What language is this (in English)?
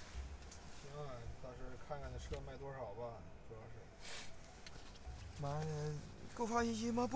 Chinese